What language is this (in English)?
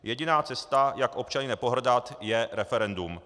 Czech